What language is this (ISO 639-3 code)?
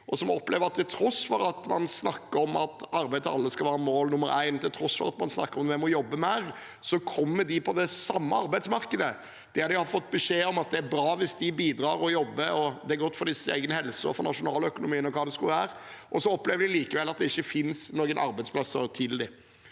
nor